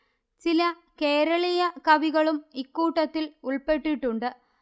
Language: Malayalam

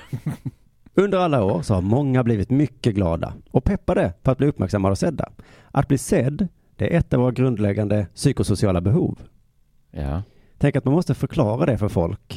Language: Swedish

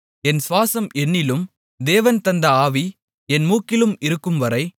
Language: Tamil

